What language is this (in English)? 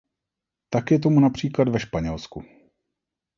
Czech